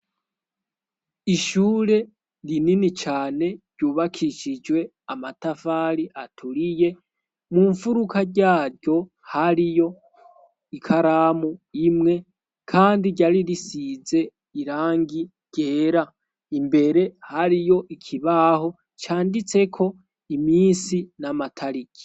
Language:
Rundi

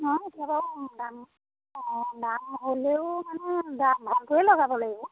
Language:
Assamese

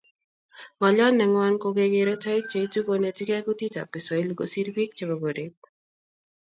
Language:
Kalenjin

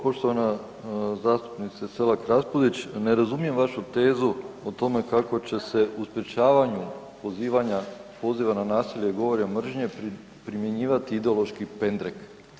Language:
Croatian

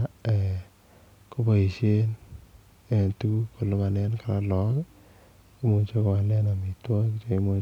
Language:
Kalenjin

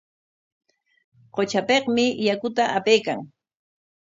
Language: Corongo Ancash Quechua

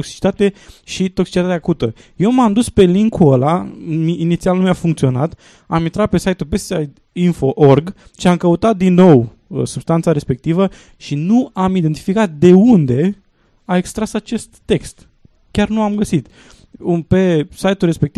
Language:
Romanian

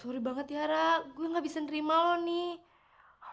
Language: Indonesian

